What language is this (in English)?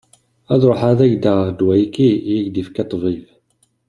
Kabyle